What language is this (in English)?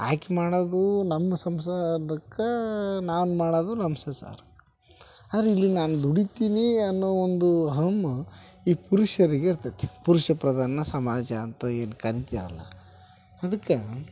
Kannada